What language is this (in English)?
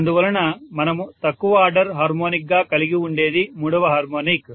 Telugu